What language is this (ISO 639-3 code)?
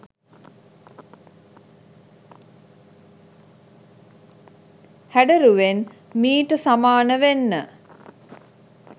sin